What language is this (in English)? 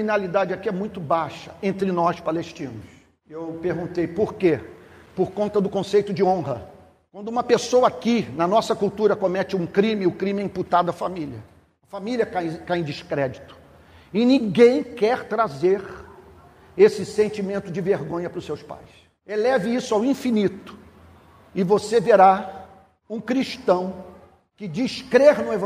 Portuguese